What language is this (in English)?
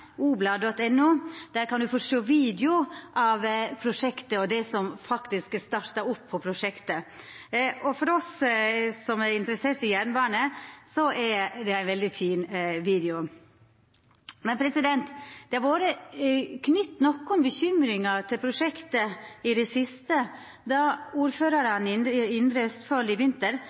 Norwegian Nynorsk